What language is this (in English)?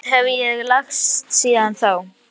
Icelandic